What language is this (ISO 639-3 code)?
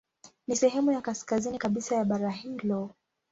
swa